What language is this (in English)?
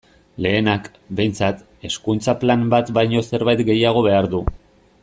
Basque